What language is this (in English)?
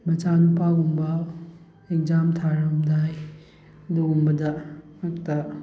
Manipuri